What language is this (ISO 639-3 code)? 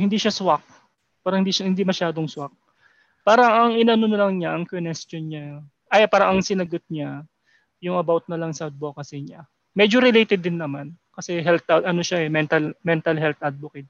fil